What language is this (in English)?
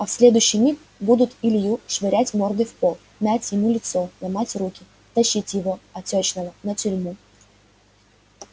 Russian